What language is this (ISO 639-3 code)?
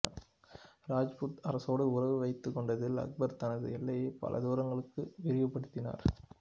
tam